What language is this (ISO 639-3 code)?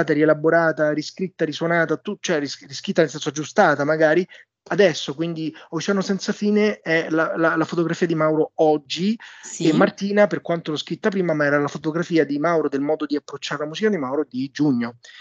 ita